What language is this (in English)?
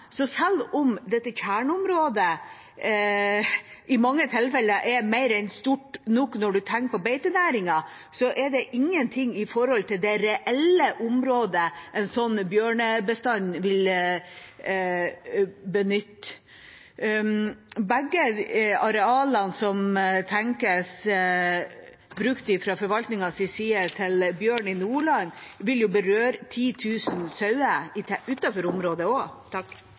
Norwegian Bokmål